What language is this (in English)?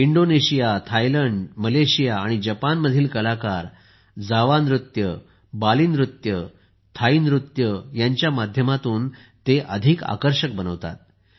Marathi